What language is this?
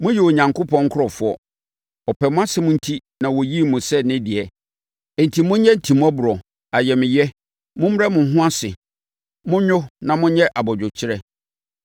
Akan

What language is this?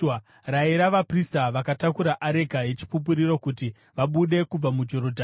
Shona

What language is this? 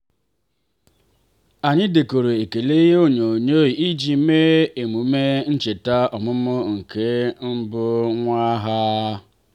Igbo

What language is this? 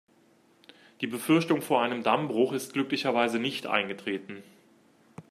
German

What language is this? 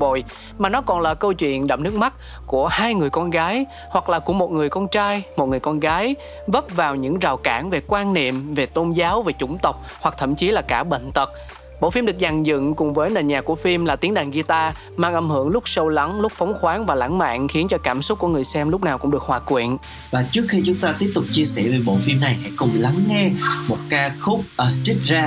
Vietnamese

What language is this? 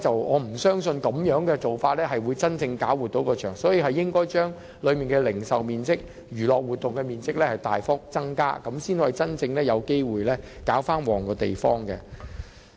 Cantonese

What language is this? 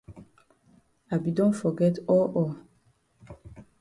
Cameroon Pidgin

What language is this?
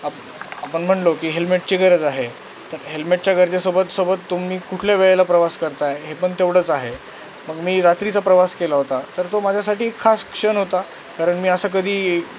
Marathi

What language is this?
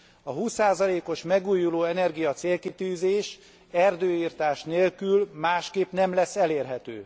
Hungarian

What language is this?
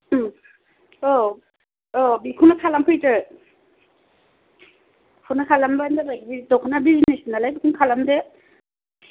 Bodo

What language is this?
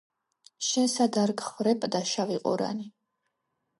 Georgian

